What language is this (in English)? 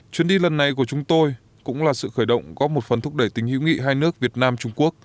Vietnamese